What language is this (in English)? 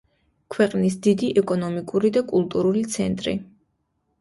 Georgian